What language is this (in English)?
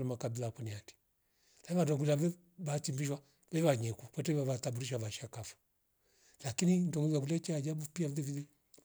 Rombo